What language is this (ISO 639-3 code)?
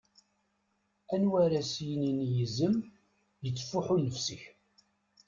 kab